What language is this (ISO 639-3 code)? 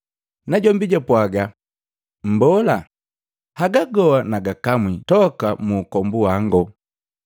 mgv